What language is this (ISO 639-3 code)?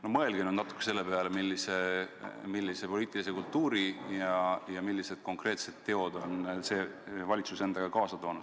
est